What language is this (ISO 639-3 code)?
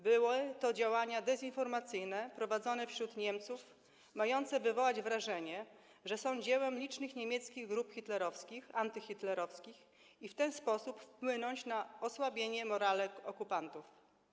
pol